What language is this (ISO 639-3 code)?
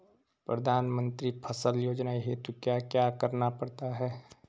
hin